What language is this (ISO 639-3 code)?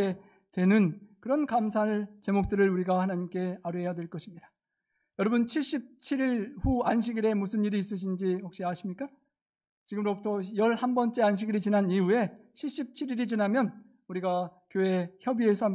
kor